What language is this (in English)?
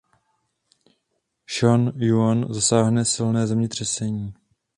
Czech